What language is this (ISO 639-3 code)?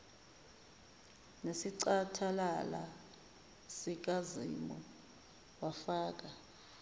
zul